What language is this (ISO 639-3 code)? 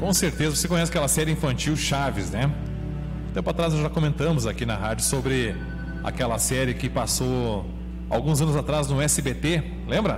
por